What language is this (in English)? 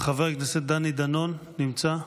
Hebrew